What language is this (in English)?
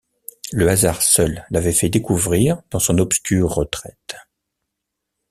French